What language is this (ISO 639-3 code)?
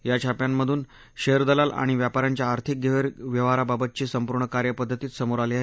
mar